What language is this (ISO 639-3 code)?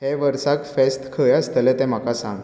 kok